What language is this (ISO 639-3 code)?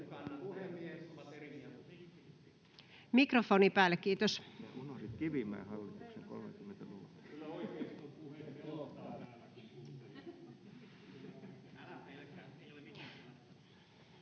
fin